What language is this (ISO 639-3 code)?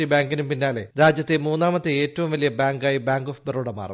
mal